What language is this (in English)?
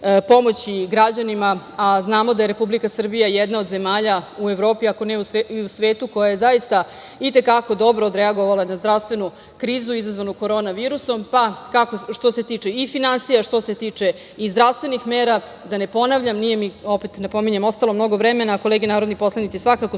Serbian